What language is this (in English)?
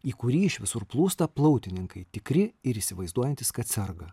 Lithuanian